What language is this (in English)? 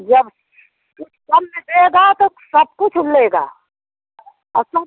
Hindi